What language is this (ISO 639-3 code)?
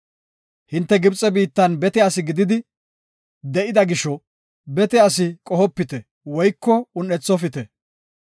gof